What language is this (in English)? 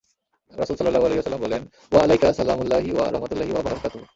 Bangla